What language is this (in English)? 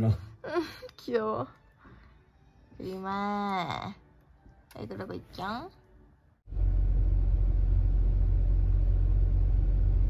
Korean